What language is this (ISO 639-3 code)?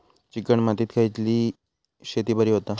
mar